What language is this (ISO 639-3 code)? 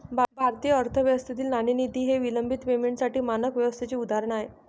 mar